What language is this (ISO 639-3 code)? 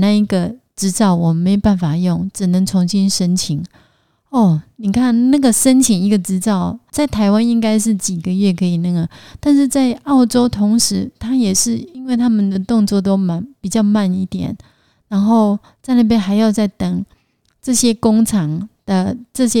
zho